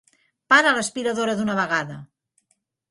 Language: Catalan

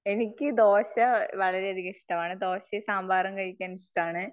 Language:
Malayalam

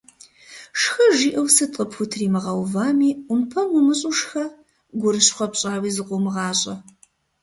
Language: Kabardian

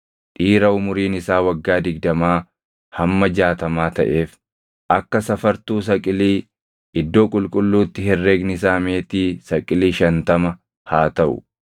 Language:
Oromo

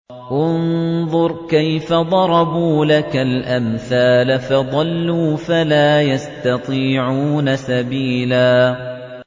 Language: Arabic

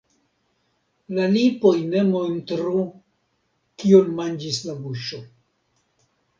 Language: Esperanto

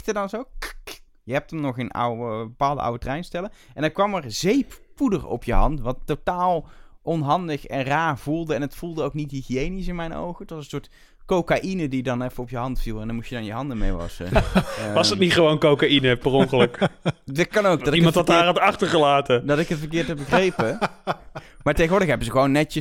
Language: Dutch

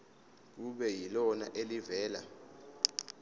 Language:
Zulu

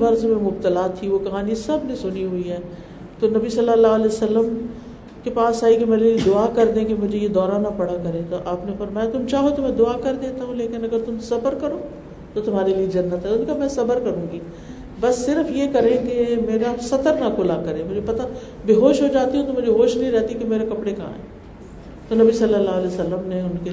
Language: Urdu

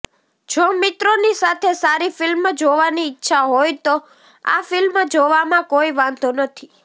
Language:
Gujarati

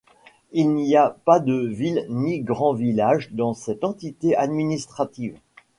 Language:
French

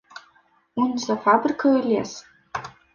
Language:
Belarusian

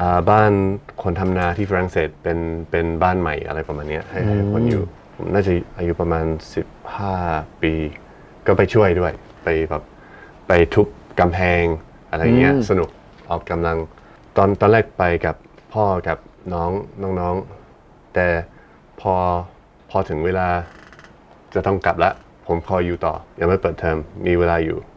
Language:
Thai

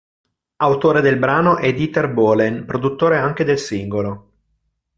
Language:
Italian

